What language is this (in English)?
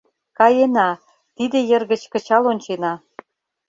Mari